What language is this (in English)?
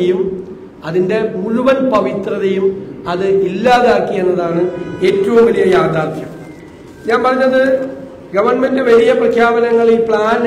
Malayalam